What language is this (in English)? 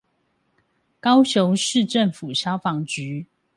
Chinese